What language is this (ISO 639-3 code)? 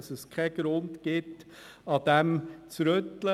gsw